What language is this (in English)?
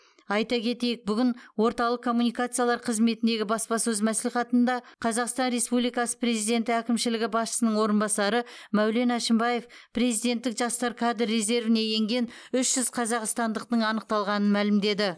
Kazakh